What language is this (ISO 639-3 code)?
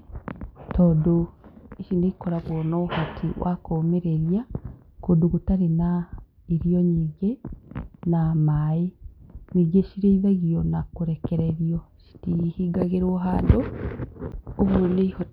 kik